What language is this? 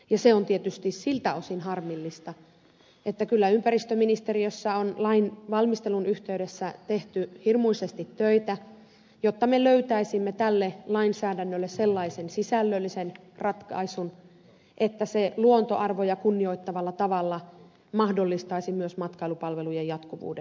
Finnish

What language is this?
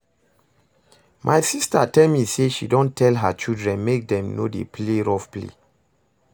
Nigerian Pidgin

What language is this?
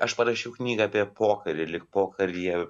Lithuanian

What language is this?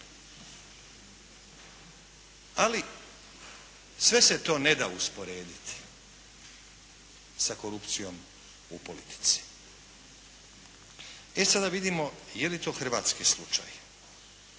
Croatian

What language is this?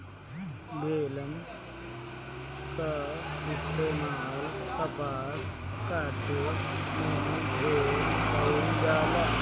Bhojpuri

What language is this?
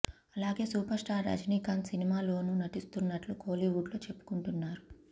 Telugu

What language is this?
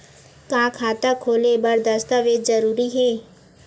Chhattisgarhi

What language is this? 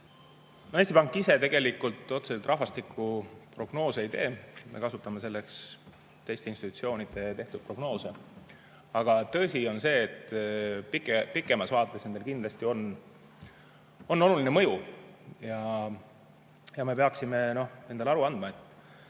Estonian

